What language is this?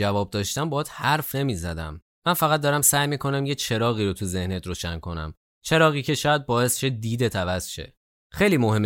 Persian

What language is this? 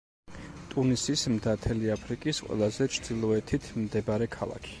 Georgian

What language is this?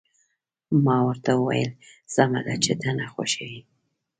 Pashto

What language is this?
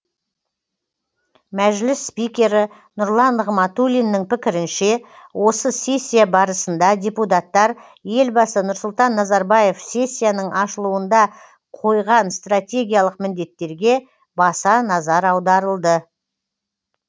Kazakh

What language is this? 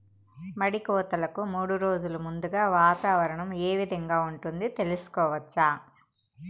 Telugu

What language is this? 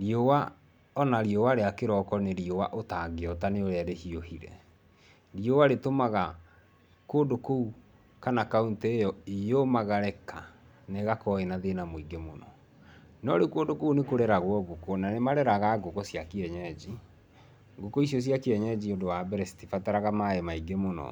Kikuyu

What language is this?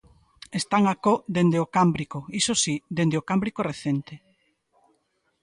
Galician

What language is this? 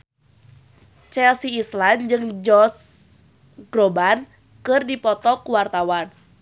Sundanese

